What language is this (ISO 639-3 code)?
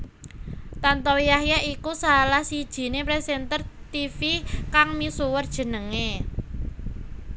jav